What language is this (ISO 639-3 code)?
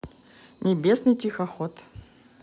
rus